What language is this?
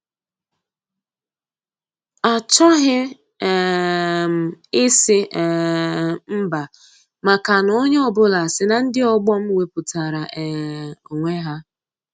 Igbo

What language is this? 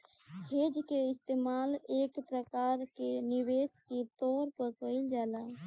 Bhojpuri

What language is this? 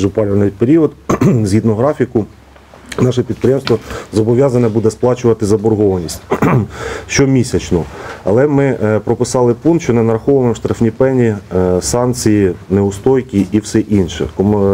Ukrainian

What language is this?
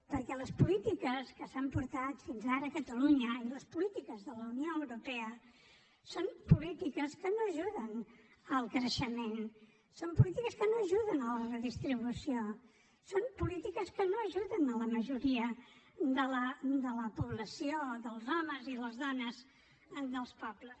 Catalan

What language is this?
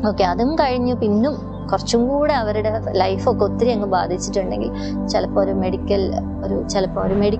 Malayalam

